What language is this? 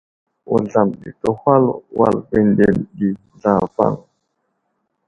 Wuzlam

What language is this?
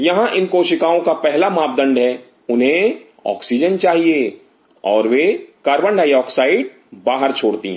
Hindi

